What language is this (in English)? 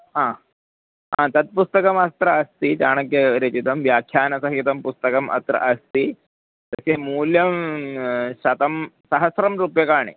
Sanskrit